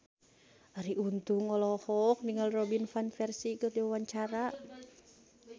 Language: Sundanese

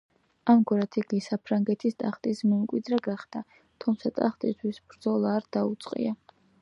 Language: Georgian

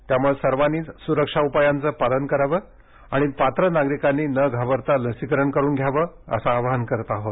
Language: Marathi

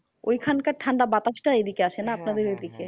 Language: Bangla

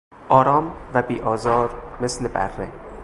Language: Persian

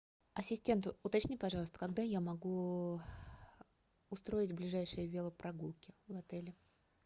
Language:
Russian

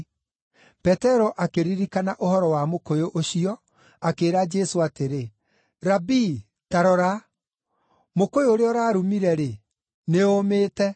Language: Kikuyu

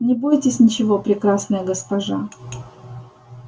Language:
Russian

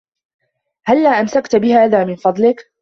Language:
Arabic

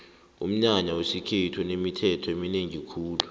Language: South Ndebele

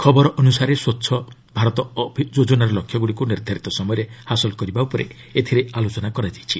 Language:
Odia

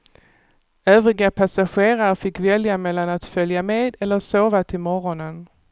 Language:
Swedish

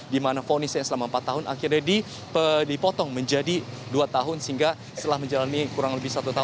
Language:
Indonesian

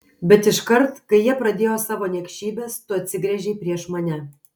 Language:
Lithuanian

